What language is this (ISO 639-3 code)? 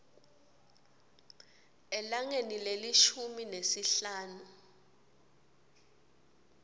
ssw